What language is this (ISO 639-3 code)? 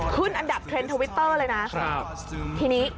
tha